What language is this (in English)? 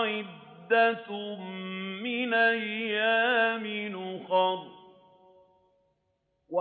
Arabic